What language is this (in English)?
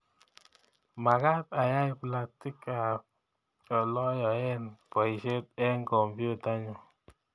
Kalenjin